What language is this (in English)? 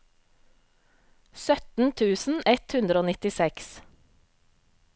Norwegian